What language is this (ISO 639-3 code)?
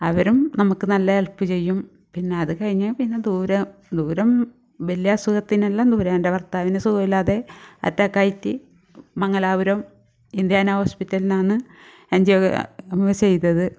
mal